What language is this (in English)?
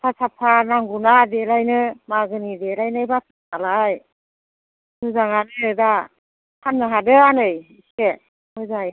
Bodo